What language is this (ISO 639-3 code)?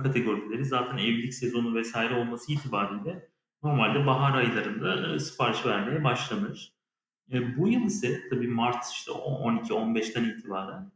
tur